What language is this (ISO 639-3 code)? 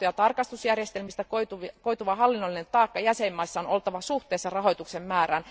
fin